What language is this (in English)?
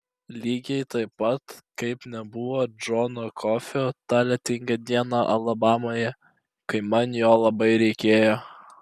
Lithuanian